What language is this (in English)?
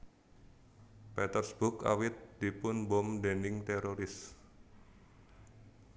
Javanese